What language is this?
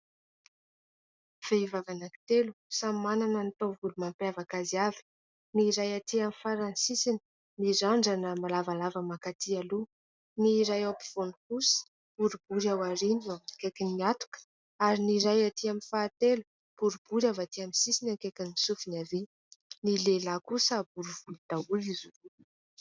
Malagasy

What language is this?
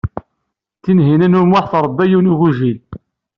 Kabyle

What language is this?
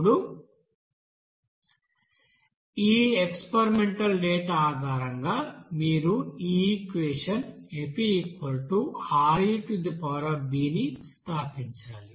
Telugu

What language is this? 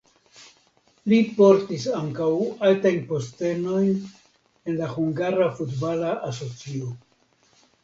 Esperanto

